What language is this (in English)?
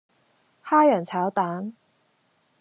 Cantonese